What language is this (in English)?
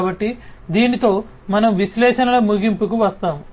Telugu